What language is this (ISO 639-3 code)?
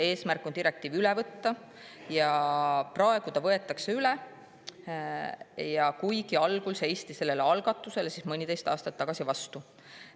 est